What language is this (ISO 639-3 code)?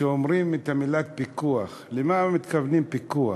heb